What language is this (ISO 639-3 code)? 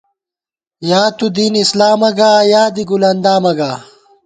gwt